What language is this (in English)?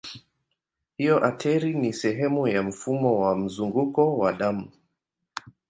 Swahili